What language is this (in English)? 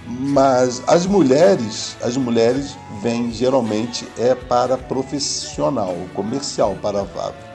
Portuguese